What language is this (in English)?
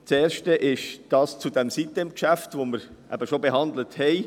Swiss German